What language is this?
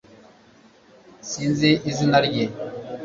Kinyarwanda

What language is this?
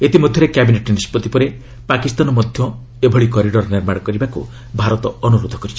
Odia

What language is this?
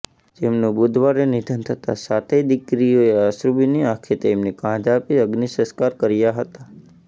Gujarati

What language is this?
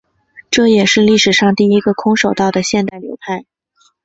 Chinese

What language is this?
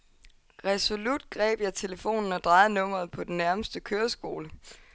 Danish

